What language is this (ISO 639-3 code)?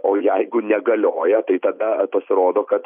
lit